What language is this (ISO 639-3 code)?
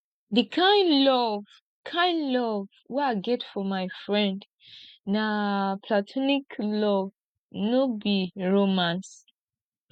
pcm